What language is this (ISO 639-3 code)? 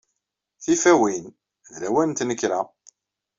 kab